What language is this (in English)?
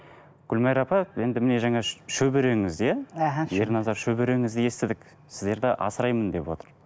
Kazakh